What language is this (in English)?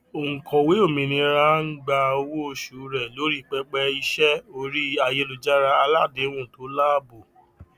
Yoruba